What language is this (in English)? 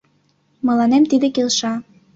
Mari